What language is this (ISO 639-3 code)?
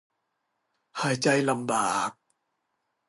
tha